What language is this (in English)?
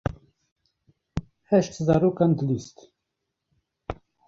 Kurdish